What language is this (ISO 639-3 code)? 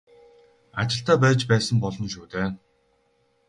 mon